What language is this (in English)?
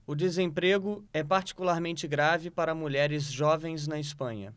Portuguese